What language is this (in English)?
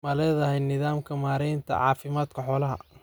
Somali